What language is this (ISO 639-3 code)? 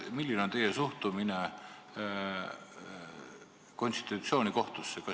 est